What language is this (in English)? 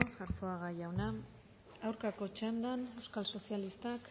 Basque